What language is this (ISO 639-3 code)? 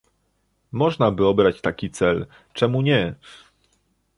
pol